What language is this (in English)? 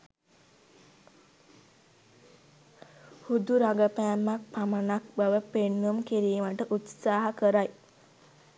Sinhala